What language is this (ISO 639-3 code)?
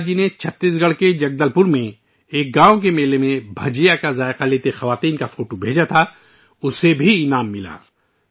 urd